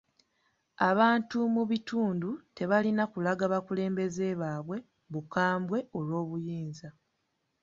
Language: Ganda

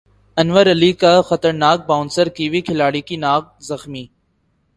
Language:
Urdu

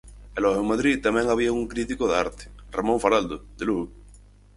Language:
Galician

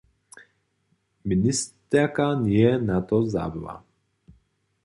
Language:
Upper Sorbian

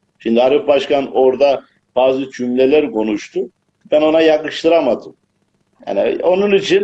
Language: Turkish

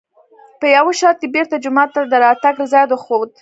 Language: Pashto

